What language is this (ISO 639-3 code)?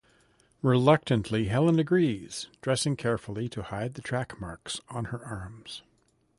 eng